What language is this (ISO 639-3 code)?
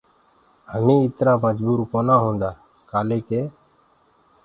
ggg